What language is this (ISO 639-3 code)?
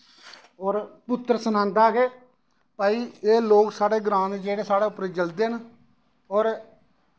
doi